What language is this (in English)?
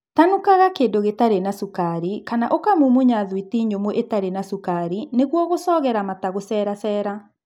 Kikuyu